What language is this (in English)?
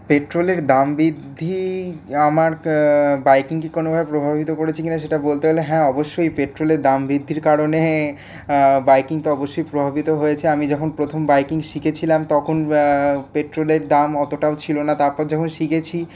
Bangla